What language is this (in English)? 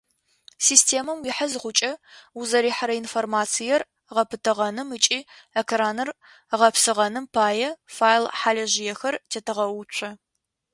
Adyghe